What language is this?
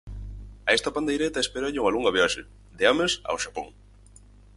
Galician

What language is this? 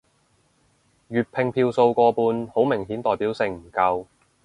Cantonese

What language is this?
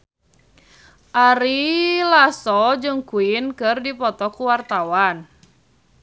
Sundanese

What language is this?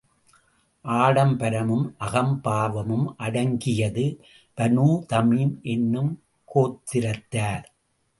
Tamil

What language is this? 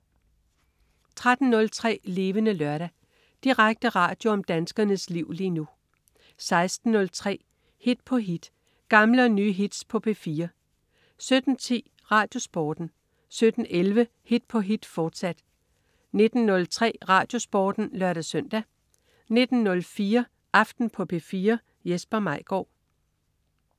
Danish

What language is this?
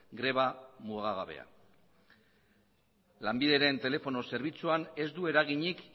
Basque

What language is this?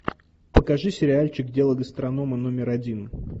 Russian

